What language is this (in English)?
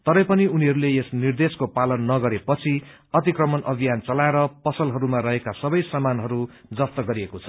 Nepali